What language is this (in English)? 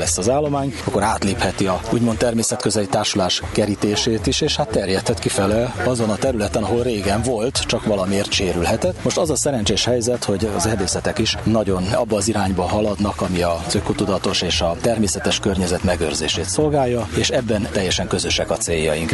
Hungarian